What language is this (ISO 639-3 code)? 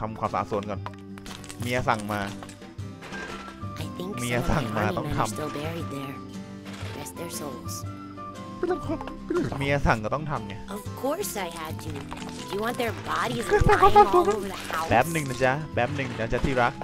tha